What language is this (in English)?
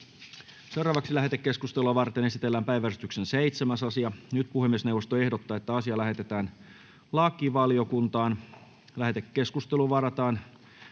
Finnish